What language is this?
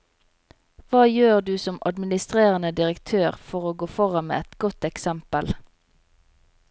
Norwegian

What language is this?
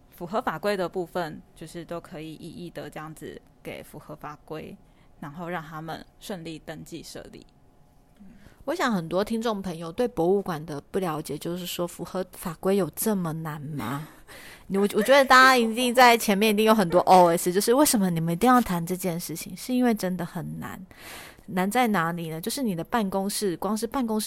Chinese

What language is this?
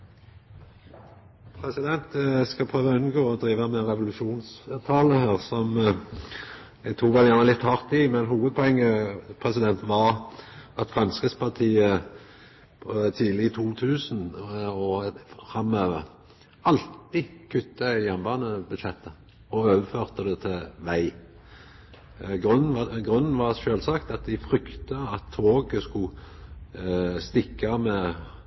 Norwegian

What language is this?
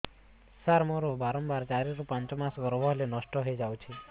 Odia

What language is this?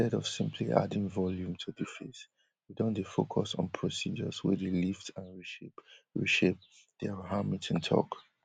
Nigerian Pidgin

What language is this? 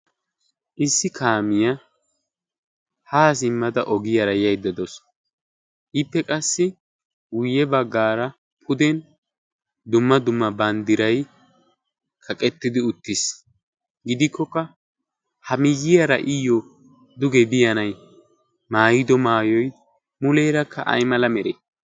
Wolaytta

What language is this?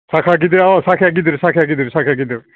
Bodo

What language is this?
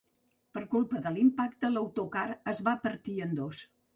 Catalan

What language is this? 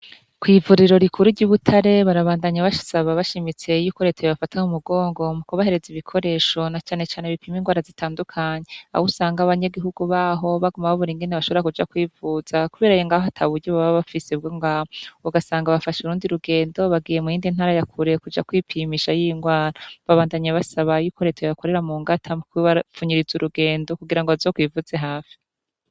Rundi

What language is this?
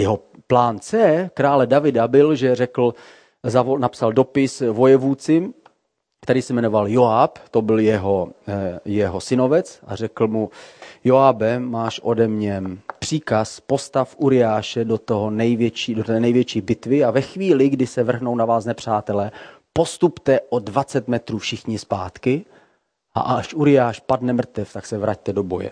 Czech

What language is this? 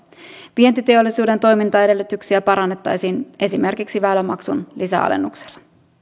Finnish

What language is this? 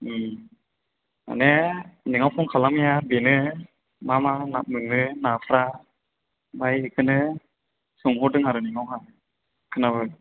Bodo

